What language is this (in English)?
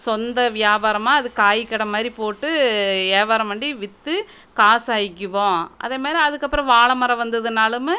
Tamil